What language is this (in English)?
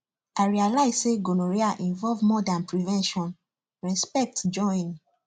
Nigerian Pidgin